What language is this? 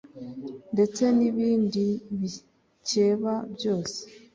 Kinyarwanda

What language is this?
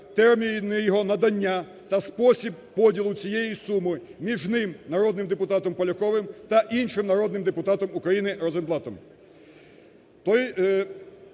Ukrainian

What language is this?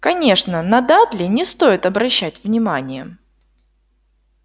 Russian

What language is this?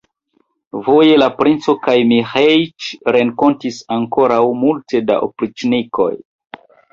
Esperanto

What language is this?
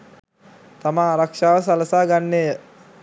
Sinhala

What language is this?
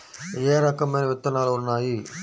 Telugu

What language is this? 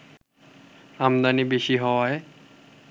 Bangla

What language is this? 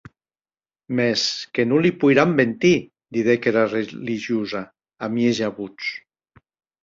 Occitan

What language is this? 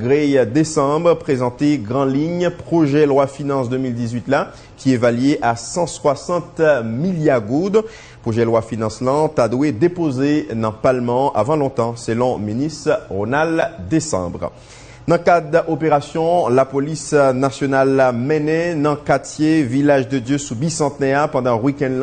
French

